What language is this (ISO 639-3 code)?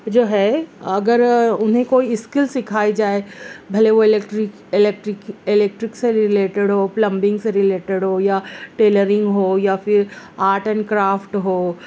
urd